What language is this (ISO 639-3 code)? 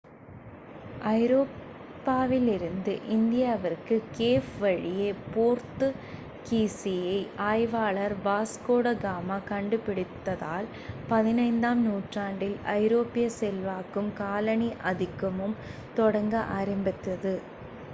tam